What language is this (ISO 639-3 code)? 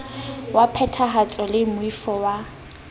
sot